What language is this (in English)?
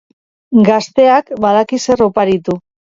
Basque